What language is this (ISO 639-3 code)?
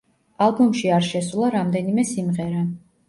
kat